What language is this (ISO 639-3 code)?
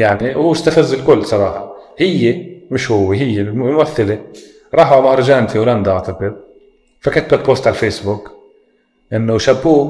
ara